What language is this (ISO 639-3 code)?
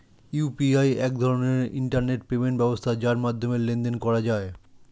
ben